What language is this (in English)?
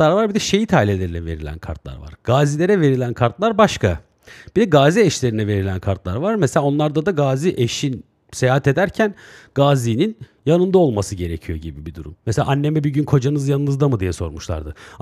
Turkish